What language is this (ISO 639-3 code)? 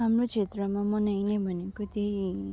nep